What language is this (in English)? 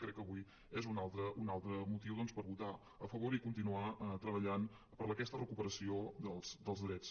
Catalan